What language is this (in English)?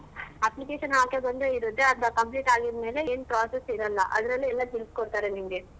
Kannada